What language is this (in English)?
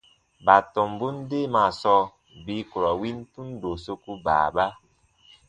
Baatonum